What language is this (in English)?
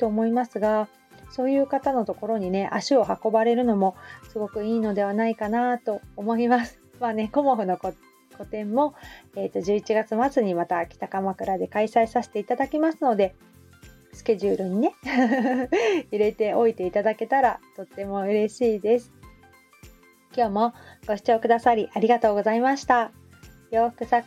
Japanese